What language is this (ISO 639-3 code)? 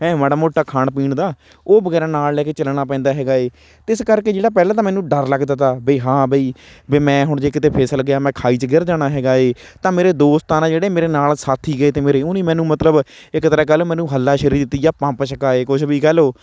pan